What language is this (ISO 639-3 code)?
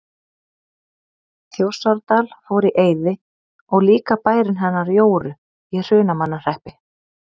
isl